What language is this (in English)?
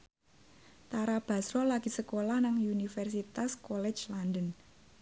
Javanese